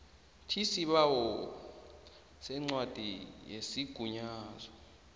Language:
South Ndebele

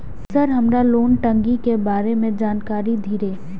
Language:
Maithili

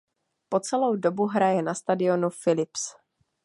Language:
Czech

